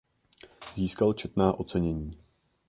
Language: Czech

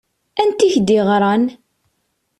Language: Kabyle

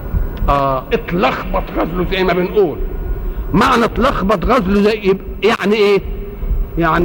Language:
Arabic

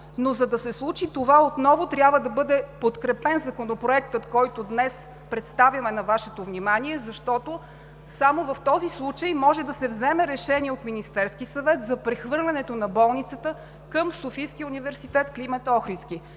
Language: Bulgarian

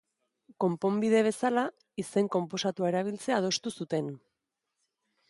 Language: Basque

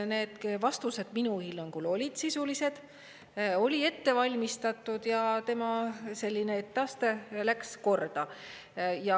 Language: Estonian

